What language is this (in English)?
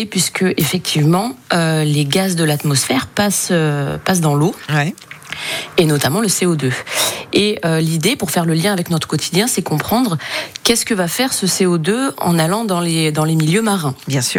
French